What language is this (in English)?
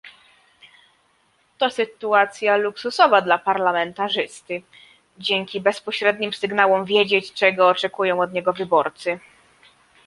Polish